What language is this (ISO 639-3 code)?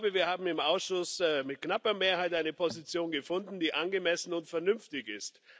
deu